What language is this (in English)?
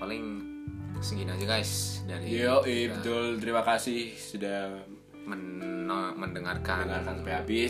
Indonesian